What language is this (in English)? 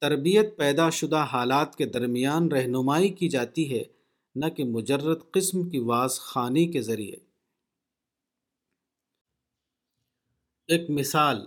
Urdu